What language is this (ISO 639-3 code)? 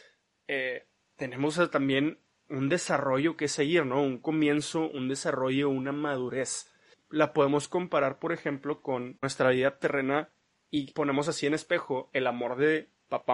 spa